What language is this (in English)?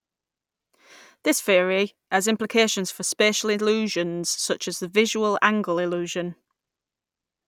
English